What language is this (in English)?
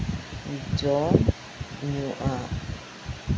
Santali